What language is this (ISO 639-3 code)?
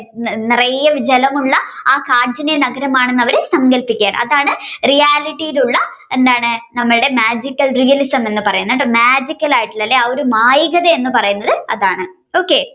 mal